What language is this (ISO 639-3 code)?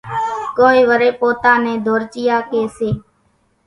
gjk